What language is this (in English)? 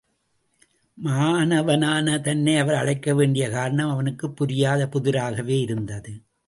Tamil